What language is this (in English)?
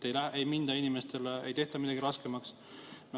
Estonian